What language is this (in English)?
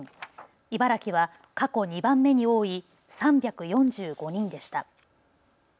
Japanese